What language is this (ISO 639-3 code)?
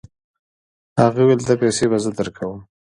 pus